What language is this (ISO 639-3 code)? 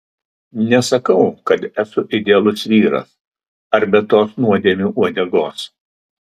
lit